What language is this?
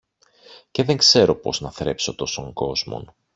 Greek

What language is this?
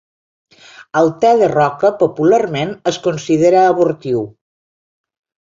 Catalan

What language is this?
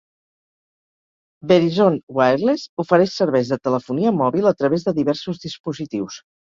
Catalan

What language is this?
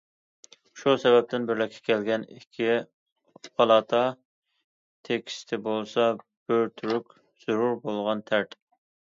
Uyghur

